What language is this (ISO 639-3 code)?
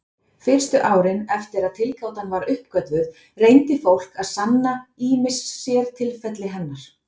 isl